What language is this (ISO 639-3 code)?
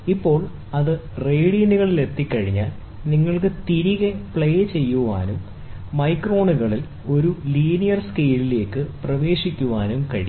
mal